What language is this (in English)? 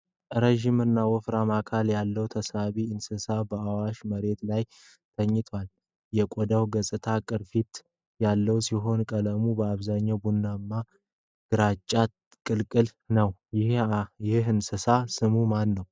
Amharic